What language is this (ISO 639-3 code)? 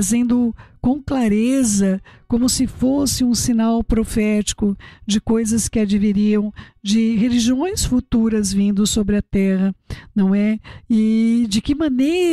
por